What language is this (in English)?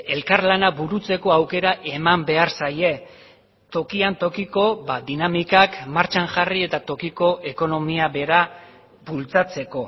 Basque